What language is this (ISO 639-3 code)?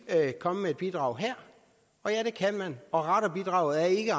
dan